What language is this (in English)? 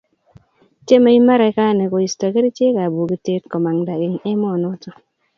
Kalenjin